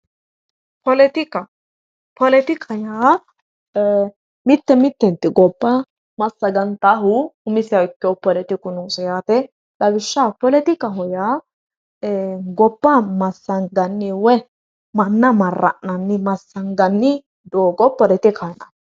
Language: Sidamo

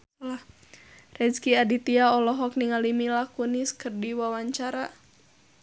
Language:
Sundanese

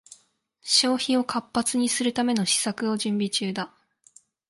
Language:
Japanese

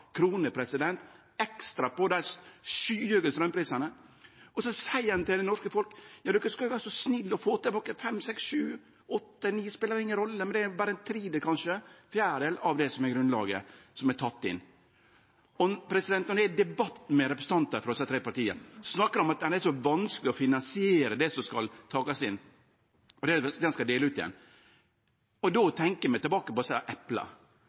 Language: Norwegian Nynorsk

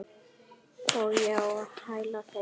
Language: Icelandic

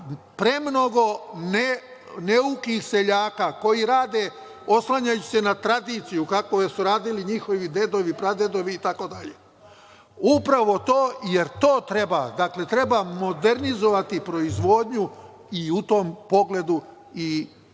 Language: Serbian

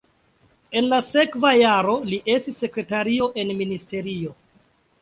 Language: Esperanto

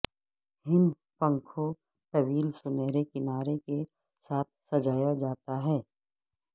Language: Urdu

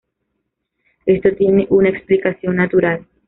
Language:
Spanish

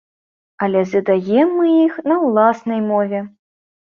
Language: Belarusian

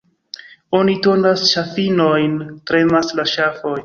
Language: Esperanto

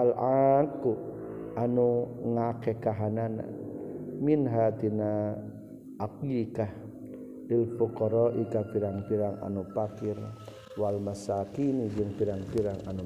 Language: Malay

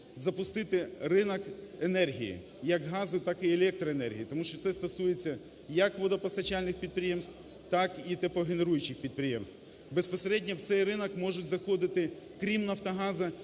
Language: Ukrainian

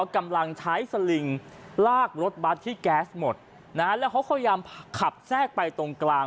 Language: Thai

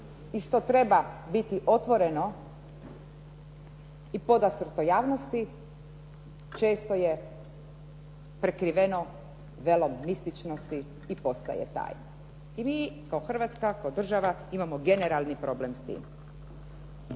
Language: Croatian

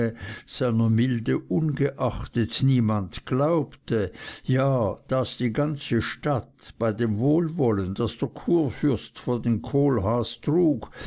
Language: German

